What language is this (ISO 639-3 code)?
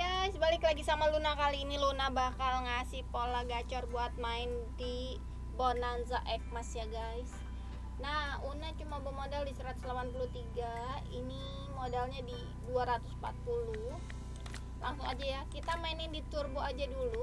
ind